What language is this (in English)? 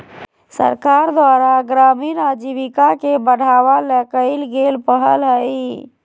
Magahi